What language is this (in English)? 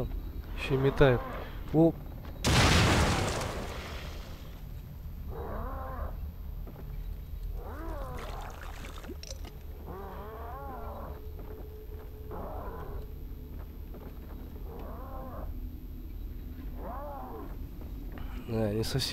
Russian